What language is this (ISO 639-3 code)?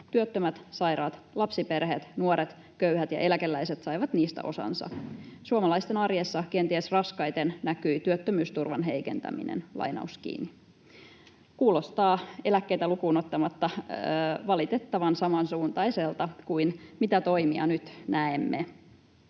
fin